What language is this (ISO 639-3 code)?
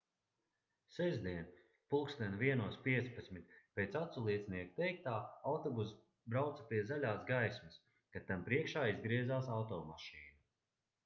lav